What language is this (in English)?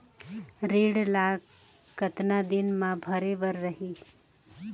Chhattisgarhi